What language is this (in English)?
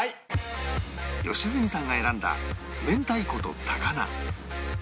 Japanese